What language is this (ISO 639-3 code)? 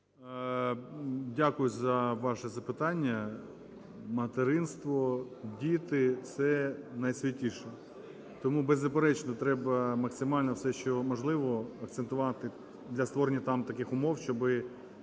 ukr